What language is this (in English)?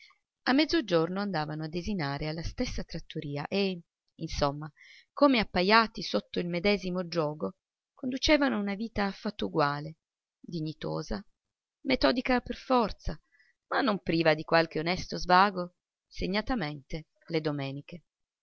Italian